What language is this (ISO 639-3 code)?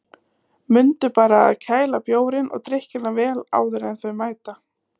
isl